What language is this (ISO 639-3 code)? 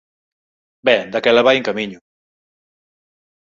glg